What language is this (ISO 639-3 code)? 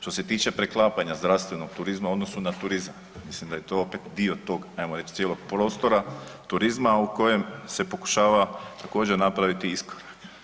hrv